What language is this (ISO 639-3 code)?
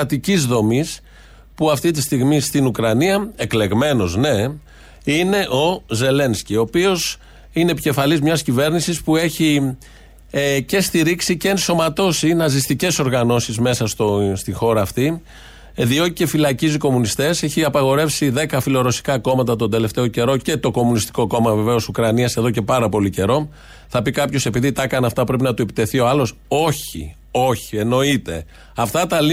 ell